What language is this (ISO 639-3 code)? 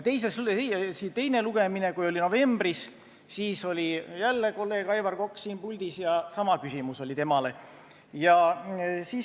est